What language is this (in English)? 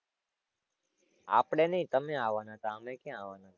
Gujarati